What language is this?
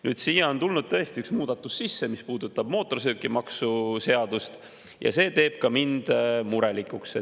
Estonian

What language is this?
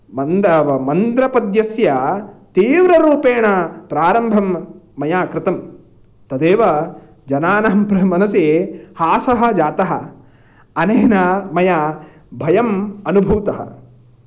Sanskrit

